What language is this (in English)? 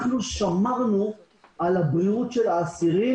Hebrew